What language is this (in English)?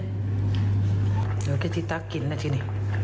Thai